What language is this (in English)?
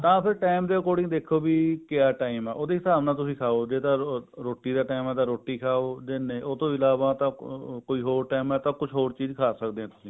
Punjabi